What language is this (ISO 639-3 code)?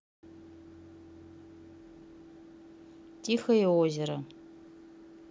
rus